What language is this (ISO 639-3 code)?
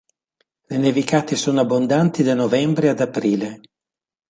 ita